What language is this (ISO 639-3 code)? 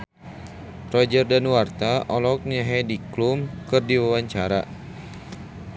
sun